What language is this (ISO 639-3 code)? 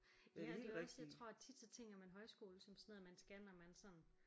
dan